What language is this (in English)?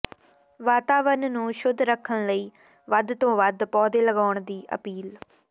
Punjabi